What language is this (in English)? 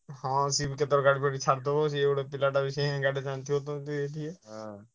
Odia